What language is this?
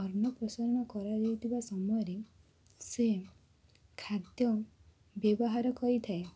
Odia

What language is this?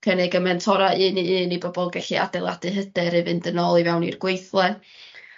Welsh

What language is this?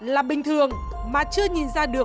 Vietnamese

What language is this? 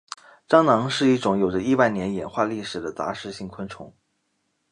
Chinese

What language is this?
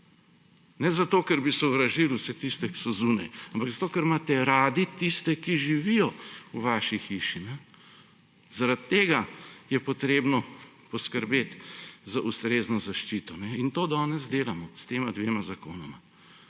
Slovenian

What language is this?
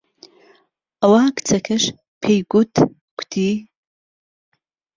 Central Kurdish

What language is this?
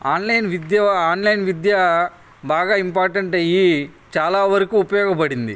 Telugu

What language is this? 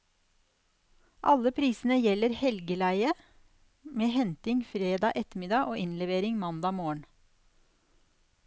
Norwegian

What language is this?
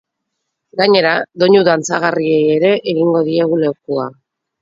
Basque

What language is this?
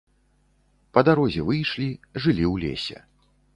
Belarusian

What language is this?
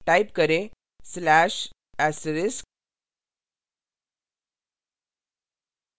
Hindi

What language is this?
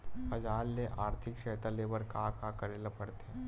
Chhattisgarhi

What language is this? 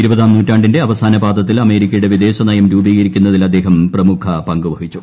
Malayalam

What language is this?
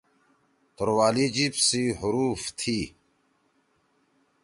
Torwali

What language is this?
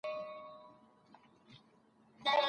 Pashto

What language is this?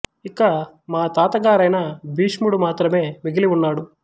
Telugu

